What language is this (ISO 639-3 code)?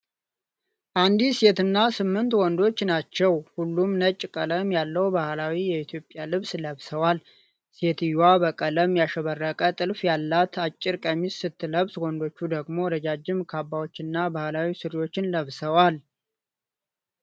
amh